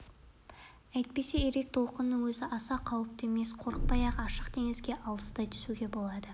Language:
Kazakh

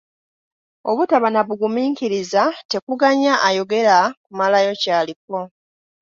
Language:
Ganda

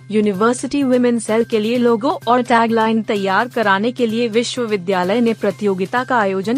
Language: Hindi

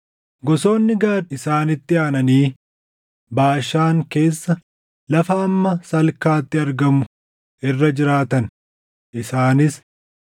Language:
Oromo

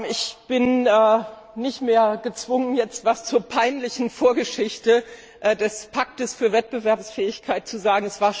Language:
German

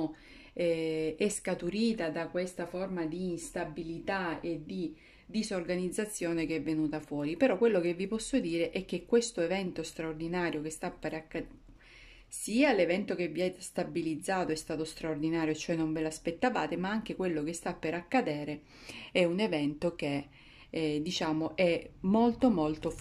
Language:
Italian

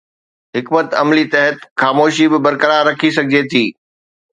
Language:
Sindhi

